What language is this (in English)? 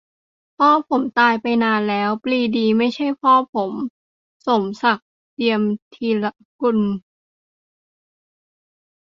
Thai